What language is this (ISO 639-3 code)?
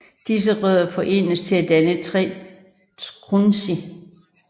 dan